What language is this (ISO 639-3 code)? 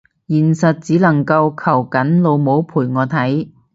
yue